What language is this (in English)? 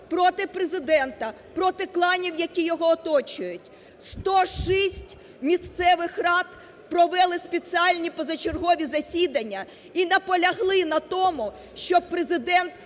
Ukrainian